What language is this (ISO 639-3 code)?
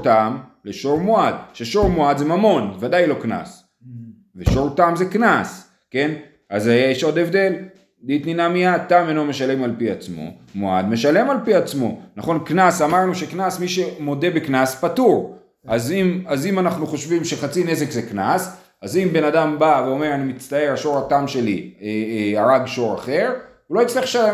heb